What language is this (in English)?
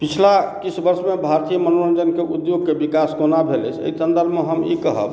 Maithili